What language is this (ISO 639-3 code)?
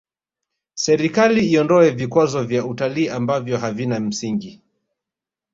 swa